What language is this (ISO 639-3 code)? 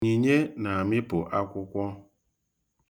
ibo